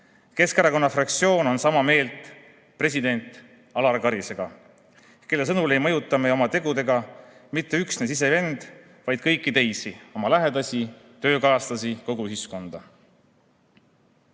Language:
Estonian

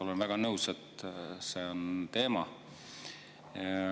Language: Estonian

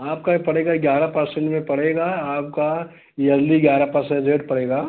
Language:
Hindi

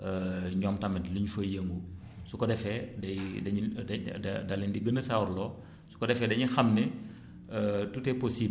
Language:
Wolof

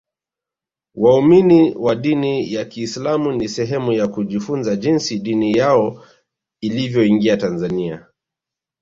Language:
Swahili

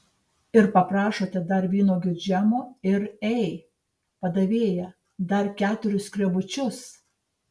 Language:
Lithuanian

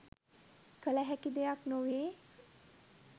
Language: Sinhala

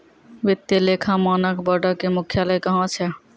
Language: Maithili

